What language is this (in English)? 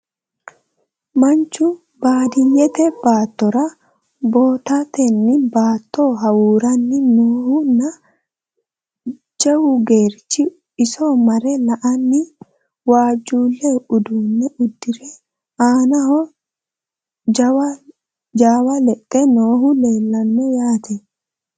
Sidamo